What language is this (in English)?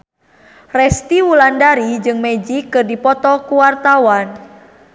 Sundanese